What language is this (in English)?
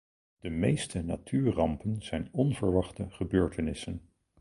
Dutch